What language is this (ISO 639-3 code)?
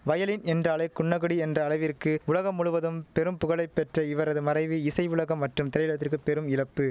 tam